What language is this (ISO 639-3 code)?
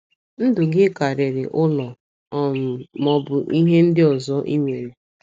ibo